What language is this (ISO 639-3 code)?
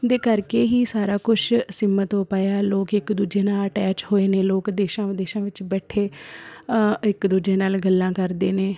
pan